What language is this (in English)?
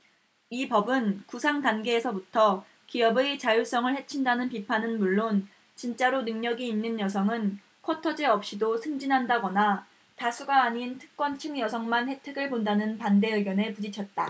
Korean